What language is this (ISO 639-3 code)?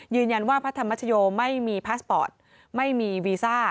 tha